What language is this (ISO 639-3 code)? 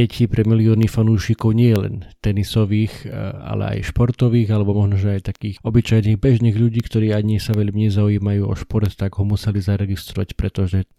slk